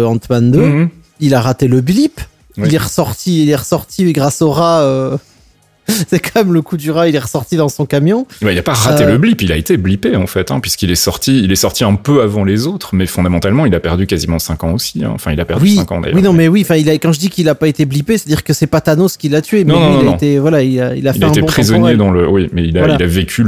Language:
French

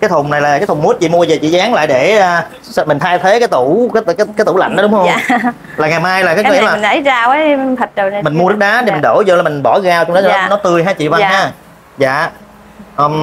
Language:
Vietnamese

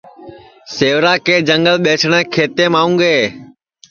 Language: Sansi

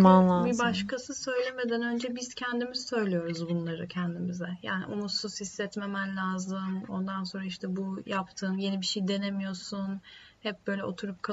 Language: Turkish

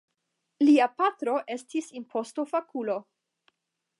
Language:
Esperanto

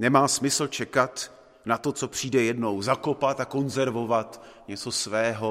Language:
Czech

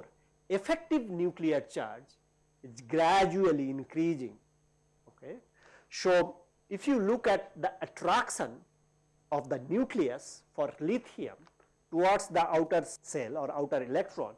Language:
English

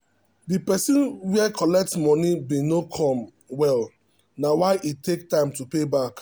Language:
Nigerian Pidgin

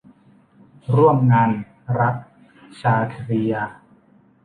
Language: Thai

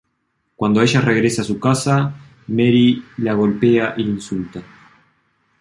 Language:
Spanish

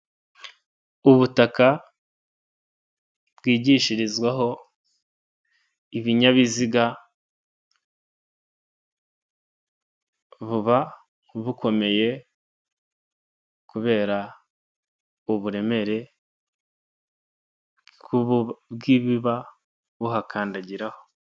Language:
Kinyarwanda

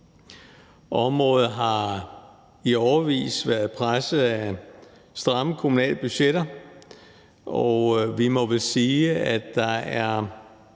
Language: Danish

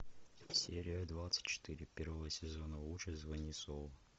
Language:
Russian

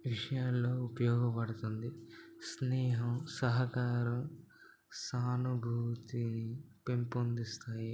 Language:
Telugu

